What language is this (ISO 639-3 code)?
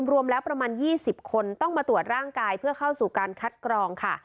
tha